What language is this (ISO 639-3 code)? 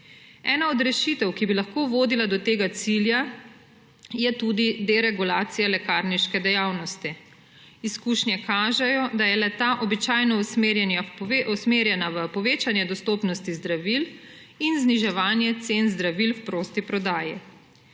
slv